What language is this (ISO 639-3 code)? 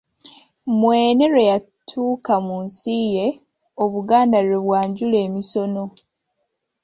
lug